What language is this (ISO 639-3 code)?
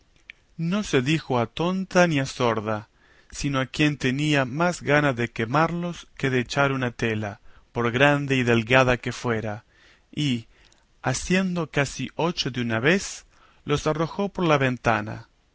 spa